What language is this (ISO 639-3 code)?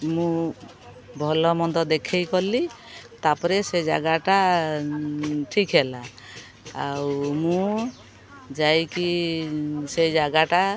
ori